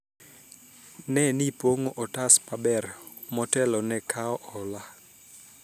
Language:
Luo (Kenya and Tanzania)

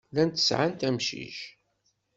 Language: Kabyle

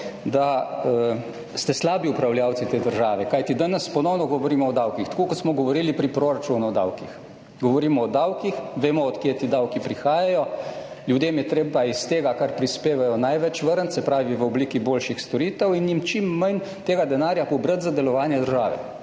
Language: Slovenian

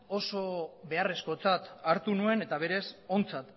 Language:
Basque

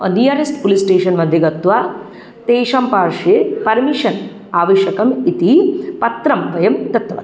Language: Sanskrit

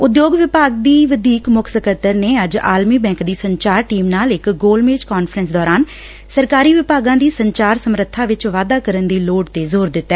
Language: Punjabi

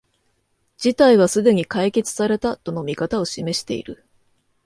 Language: Japanese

